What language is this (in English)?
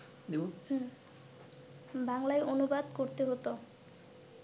Bangla